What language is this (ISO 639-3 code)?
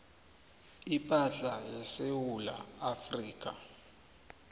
nbl